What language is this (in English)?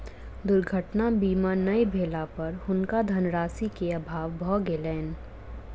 Maithili